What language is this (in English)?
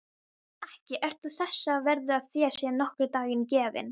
Icelandic